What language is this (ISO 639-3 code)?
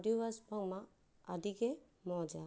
sat